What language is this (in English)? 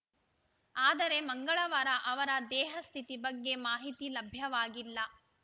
Kannada